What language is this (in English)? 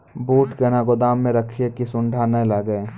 Maithili